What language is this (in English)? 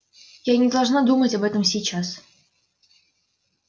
Russian